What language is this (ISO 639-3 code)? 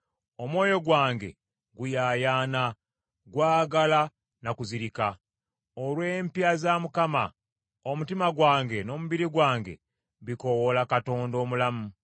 lug